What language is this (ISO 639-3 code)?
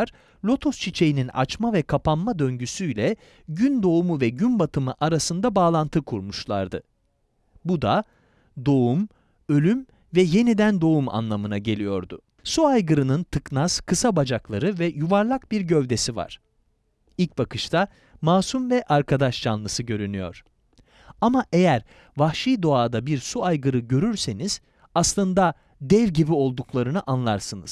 tur